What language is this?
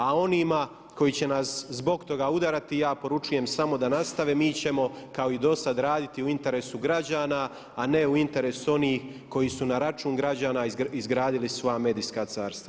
Croatian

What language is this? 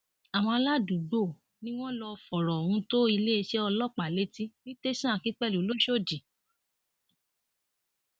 Yoruba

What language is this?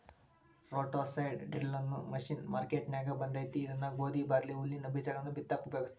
Kannada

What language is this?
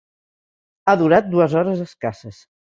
Catalan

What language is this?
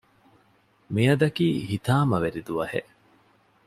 Divehi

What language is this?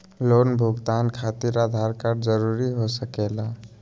Magahi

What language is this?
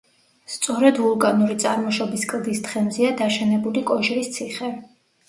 Georgian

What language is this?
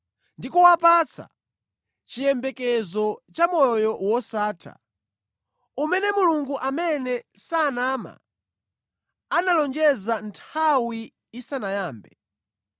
Nyanja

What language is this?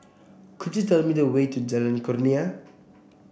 English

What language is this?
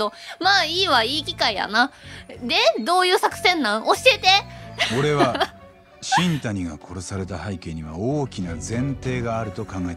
Japanese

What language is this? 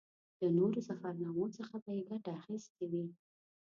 Pashto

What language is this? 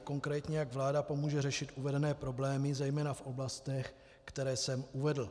Czech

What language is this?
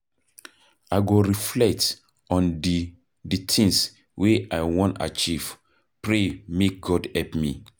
Nigerian Pidgin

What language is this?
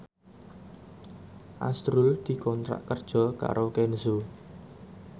Javanese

